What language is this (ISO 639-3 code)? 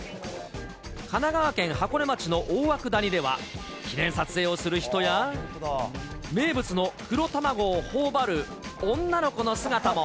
jpn